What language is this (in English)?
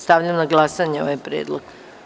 Serbian